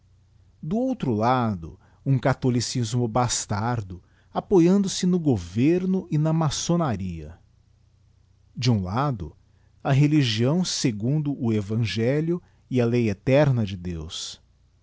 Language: Portuguese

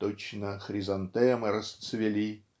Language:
Russian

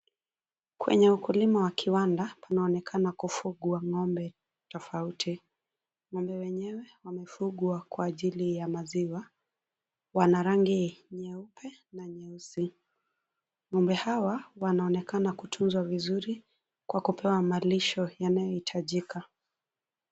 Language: Swahili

